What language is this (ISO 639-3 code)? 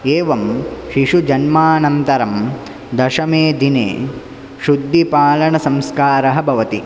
san